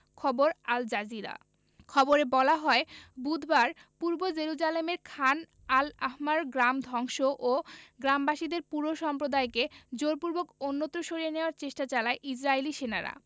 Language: Bangla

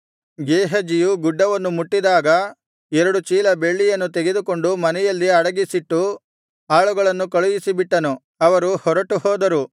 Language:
Kannada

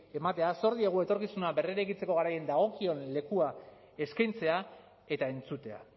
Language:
Basque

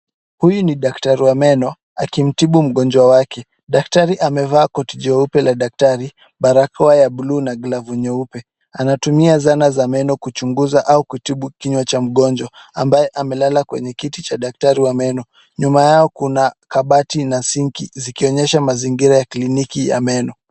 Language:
Swahili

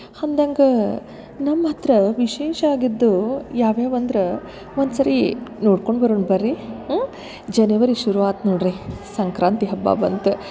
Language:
Kannada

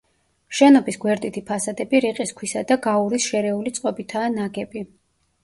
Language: Georgian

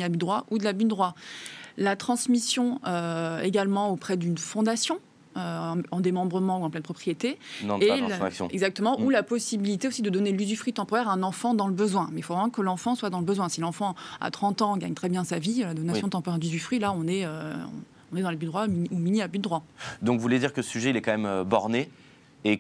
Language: French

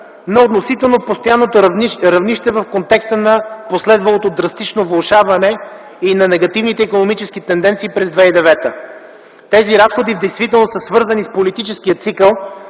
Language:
Bulgarian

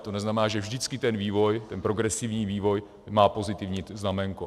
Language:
Czech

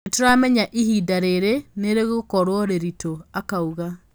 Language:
Kikuyu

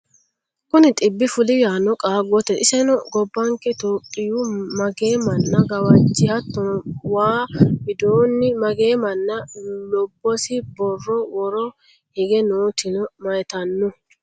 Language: Sidamo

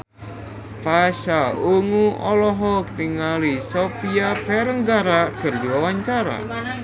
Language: Sundanese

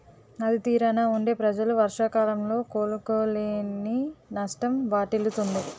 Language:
Telugu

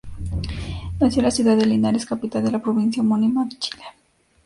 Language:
Spanish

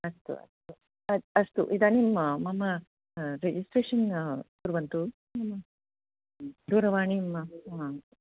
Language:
Sanskrit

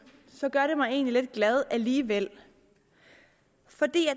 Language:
Danish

